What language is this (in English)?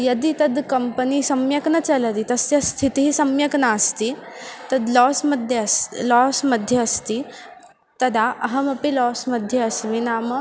Sanskrit